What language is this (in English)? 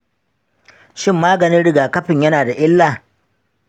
Hausa